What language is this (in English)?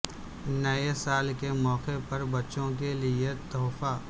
Urdu